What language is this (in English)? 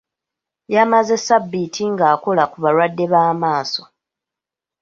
Ganda